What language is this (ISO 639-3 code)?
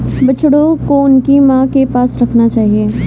hin